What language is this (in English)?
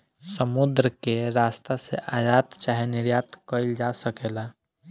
Bhojpuri